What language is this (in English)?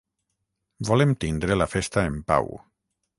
Catalan